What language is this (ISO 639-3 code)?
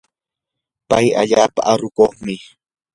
qur